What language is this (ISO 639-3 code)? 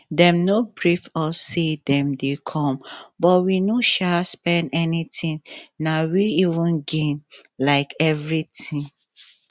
pcm